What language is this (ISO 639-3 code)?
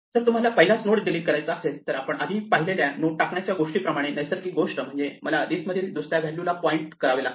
mar